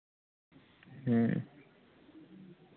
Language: Santali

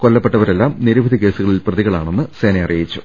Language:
Malayalam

